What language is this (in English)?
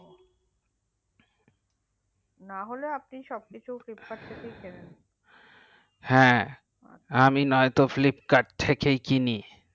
Bangla